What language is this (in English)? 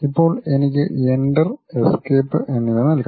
Malayalam